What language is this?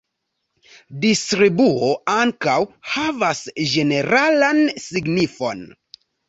Esperanto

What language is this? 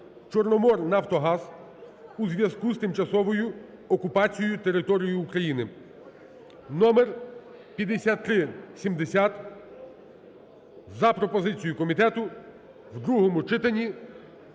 Ukrainian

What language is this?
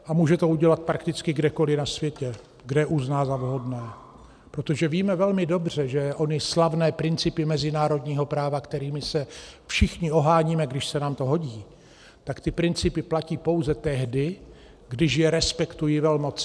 Czech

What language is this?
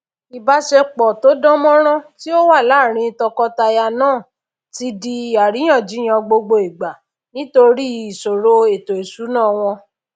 Yoruba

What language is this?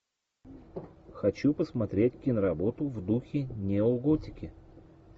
Russian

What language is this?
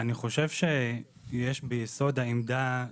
Hebrew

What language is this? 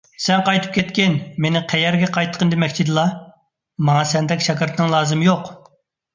Uyghur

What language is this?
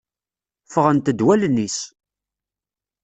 Kabyle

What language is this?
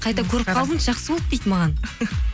Kazakh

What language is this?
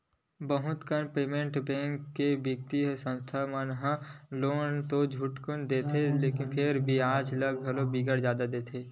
Chhattisgarhi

